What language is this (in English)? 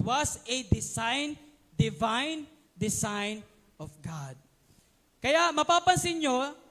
Filipino